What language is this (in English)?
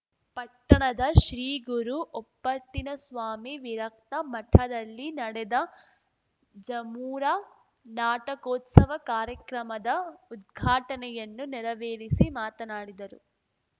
Kannada